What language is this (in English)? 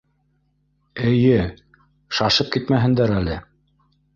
Bashkir